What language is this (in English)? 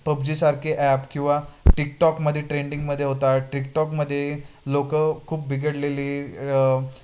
Marathi